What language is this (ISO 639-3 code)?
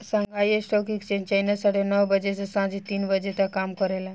bho